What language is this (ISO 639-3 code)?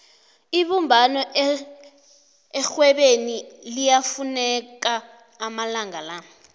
nbl